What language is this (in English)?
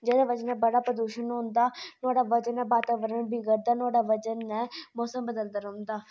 Dogri